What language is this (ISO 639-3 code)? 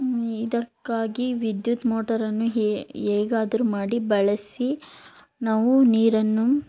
kan